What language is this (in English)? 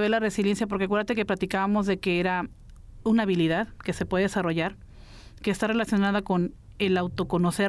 Spanish